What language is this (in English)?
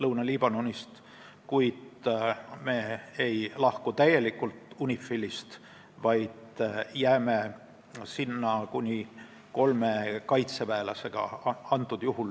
Estonian